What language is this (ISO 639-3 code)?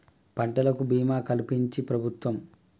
tel